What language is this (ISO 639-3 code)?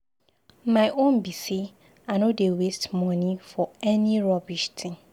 pcm